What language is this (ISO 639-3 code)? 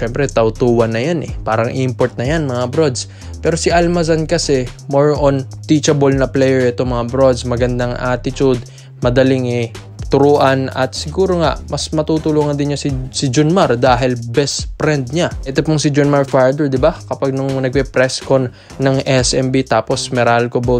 fil